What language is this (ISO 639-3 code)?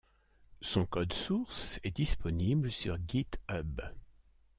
fra